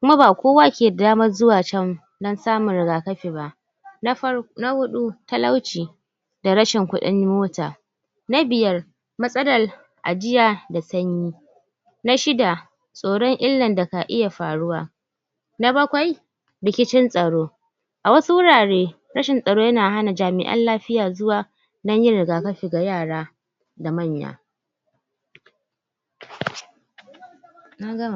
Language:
Hausa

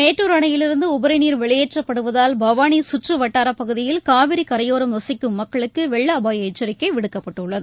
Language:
Tamil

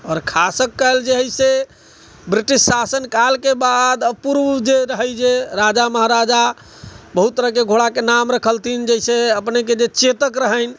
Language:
Maithili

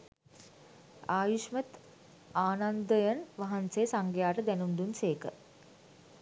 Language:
Sinhala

